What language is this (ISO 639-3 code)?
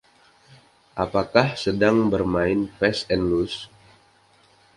ind